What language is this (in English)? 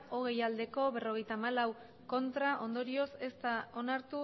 Basque